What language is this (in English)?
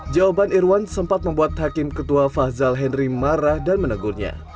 Indonesian